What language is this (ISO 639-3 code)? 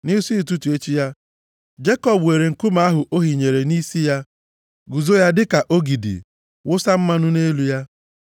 ibo